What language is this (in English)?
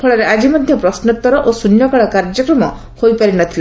Odia